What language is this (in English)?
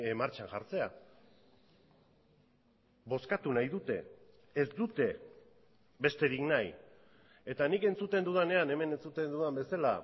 Basque